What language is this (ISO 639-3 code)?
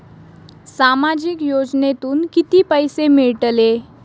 mar